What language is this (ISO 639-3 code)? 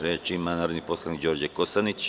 srp